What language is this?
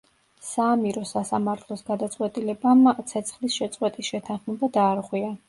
Georgian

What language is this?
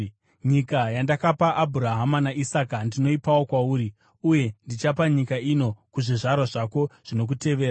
Shona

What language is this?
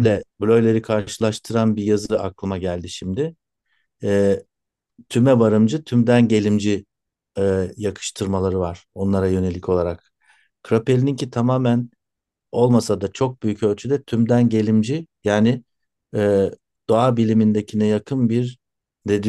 Turkish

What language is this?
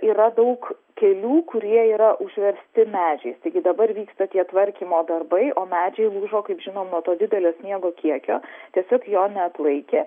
Lithuanian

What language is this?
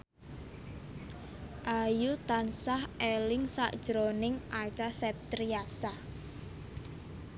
Javanese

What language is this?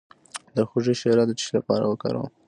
Pashto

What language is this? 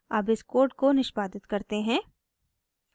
Hindi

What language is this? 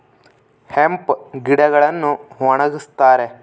Kannada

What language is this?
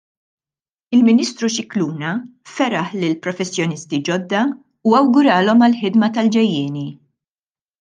Maltese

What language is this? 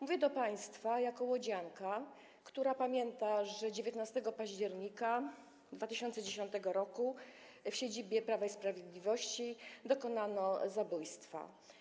Polish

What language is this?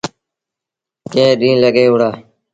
Sindhi Bhil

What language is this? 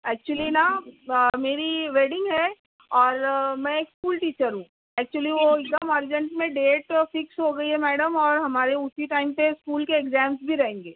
Urdu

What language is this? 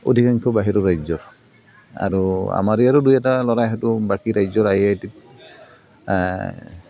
Assamese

